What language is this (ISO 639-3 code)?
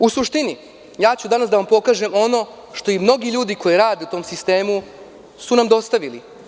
srp